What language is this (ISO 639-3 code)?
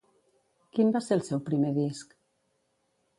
cat